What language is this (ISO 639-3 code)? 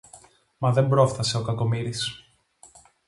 ell